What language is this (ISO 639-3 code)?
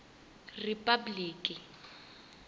tso